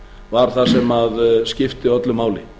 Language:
Icelandic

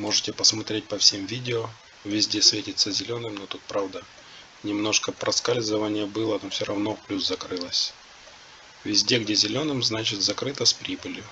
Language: Russian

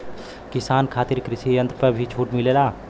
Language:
Bhojpuri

